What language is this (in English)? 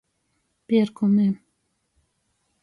Latgalian